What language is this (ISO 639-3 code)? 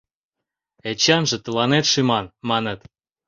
chm